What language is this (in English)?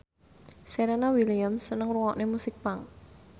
Javanese